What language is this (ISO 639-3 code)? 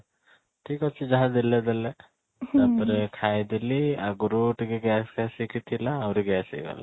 ori